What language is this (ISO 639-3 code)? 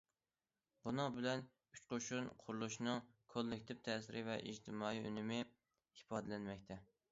uig